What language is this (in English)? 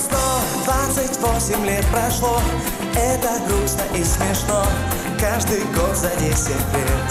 Russian